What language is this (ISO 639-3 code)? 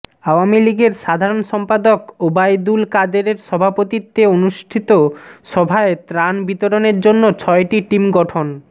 ben